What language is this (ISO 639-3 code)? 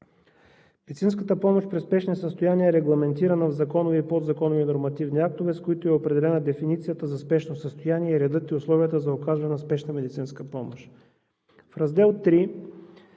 bul